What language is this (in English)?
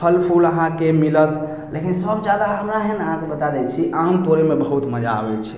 Maithili